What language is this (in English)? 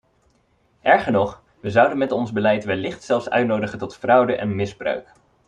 Dutch